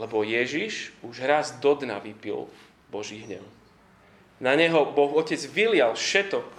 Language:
Slovak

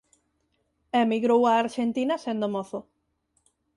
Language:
Galician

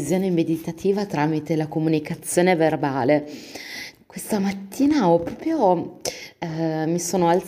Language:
Italian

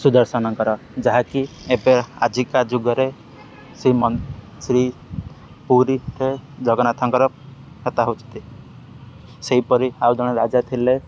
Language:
Odia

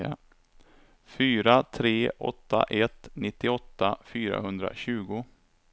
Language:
Swedish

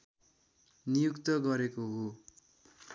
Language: Nepali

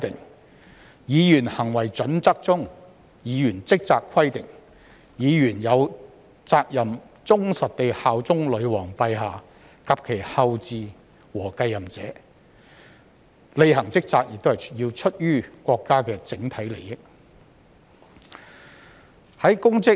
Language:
Cantonese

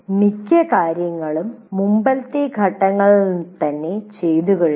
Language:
Malayalam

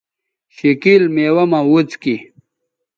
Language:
Bateri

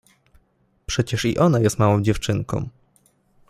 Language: Polish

